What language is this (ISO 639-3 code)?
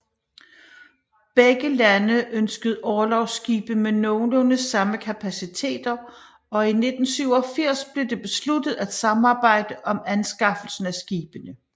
dan